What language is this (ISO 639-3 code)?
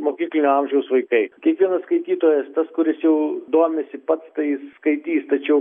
lit